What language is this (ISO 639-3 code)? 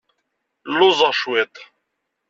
kab